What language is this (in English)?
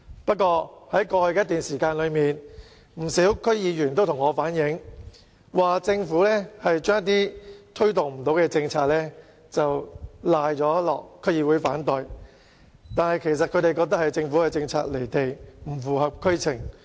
Cantonese